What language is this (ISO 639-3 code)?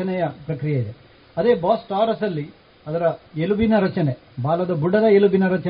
kan